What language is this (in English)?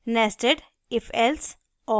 Hindi